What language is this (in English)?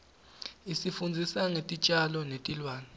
Swati